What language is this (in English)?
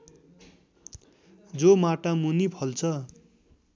Nepali